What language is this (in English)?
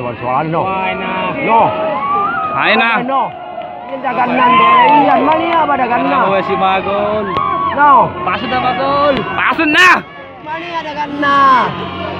Thai